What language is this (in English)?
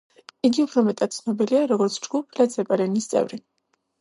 Georgian